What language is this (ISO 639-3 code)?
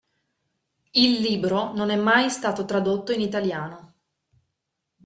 ita